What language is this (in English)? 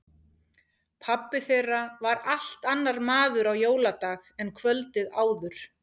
Icelandic